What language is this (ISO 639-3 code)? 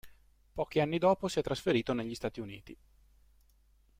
ita